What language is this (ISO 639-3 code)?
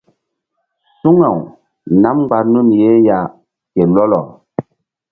mdd